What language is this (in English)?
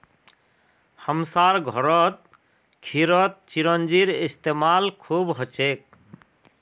Magahi